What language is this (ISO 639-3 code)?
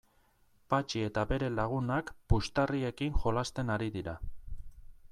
eus